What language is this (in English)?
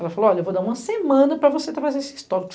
Portuguese